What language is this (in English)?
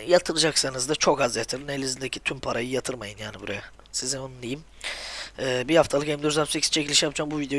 Turkish